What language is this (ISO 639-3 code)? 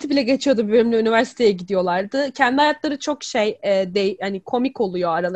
tur